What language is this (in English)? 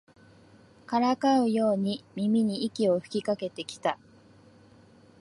Japanese